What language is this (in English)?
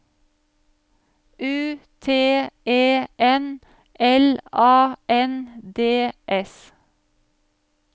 Norwegian